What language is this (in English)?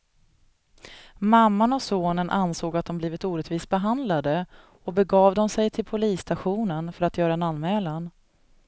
Swedish